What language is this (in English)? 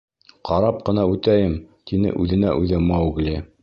Bashkir